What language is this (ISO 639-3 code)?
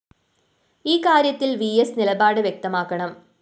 mal